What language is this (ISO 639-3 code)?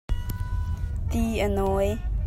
cnh